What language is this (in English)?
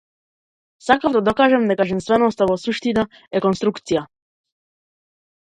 Macedonian